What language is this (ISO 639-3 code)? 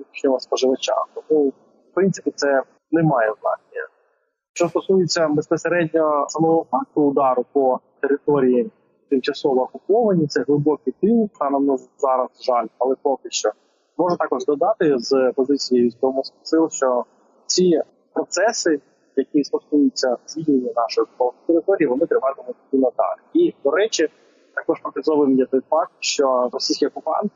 ukr